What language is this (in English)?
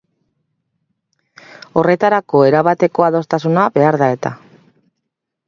Basque